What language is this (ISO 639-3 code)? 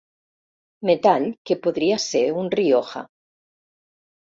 cat